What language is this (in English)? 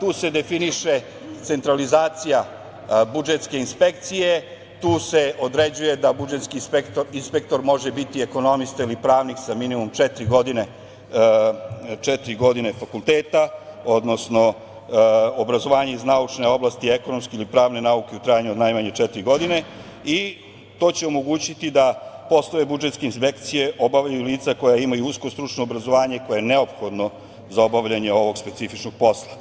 Serbian